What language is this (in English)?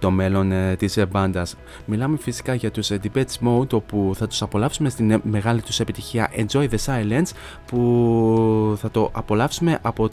Greek